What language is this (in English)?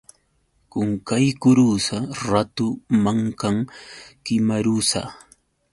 Yauyos Quechua